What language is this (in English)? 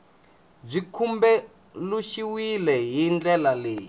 Tsonga